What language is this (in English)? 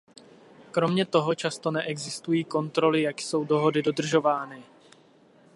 Czech